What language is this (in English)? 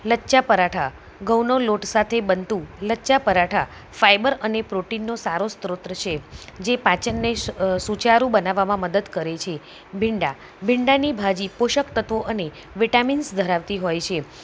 Gujarati